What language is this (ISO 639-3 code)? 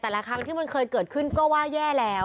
tha